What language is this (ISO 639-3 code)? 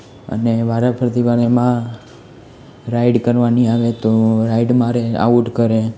guj